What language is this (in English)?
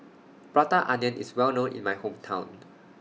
English